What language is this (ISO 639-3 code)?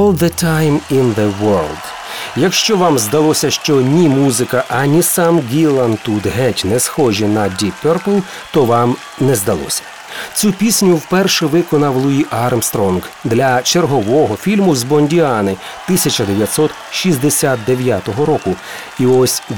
ukr